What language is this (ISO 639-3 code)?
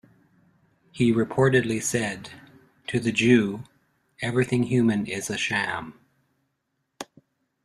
eng